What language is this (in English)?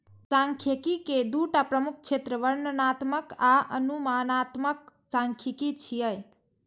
Maithili